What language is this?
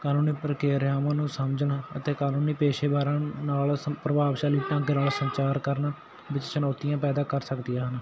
Punjabi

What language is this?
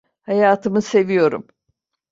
Turkish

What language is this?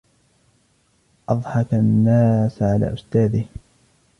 Arabic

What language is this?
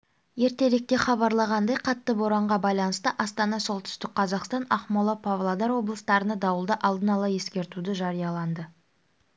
Kazakh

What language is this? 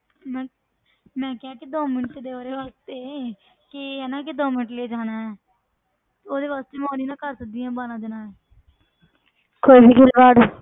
Punjabi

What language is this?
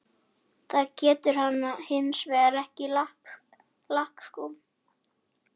Icelandic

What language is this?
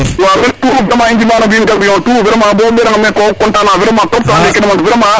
Serer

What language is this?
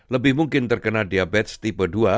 Indonesian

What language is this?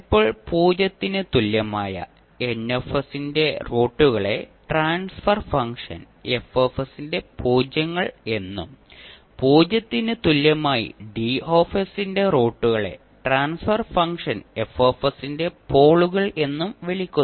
Malayalam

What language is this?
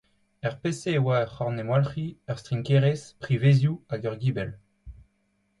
Breton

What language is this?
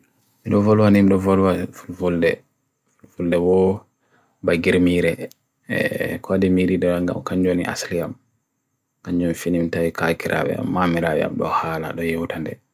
Bagirmi Fulfulde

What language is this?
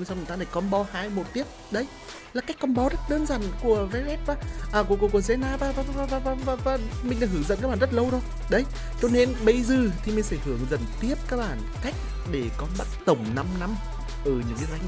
Vietnamese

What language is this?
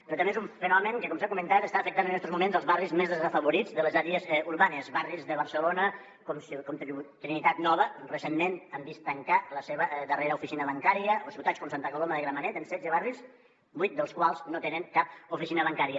Catalan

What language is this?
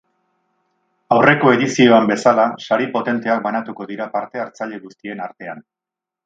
Basque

